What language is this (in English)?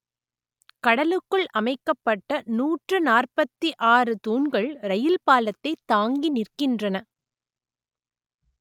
Tamil